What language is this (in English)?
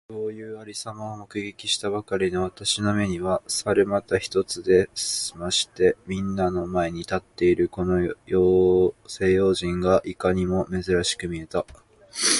Japanese